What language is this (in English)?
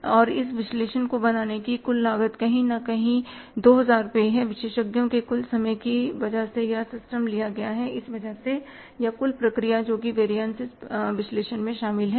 Hindi